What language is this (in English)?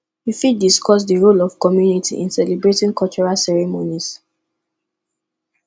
Nigerian Pidgin